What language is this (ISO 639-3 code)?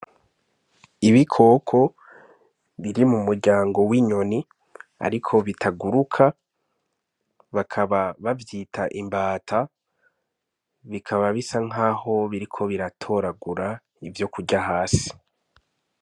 run